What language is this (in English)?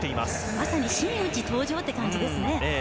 Japanese